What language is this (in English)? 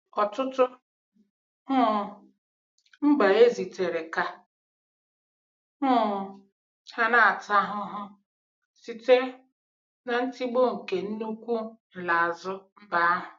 Igbo